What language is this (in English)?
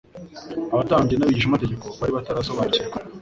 Kinyarwanda